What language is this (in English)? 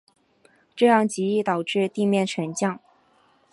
Chinese